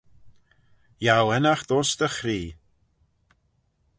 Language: Manx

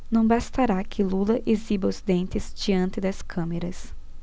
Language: Portuguese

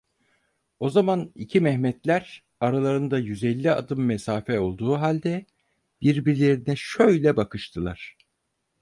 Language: Turkish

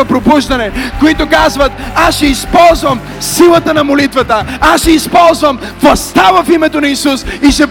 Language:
Bulgarian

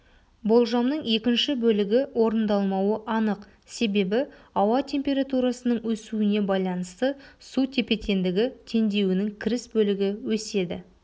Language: Kazakh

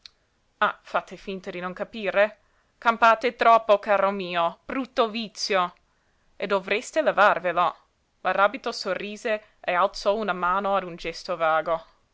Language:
Italian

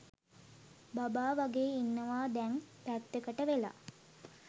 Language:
Sinhala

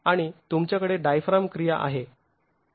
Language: Marathi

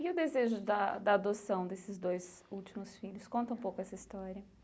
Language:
Portuguese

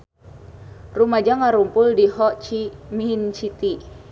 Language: Sundanese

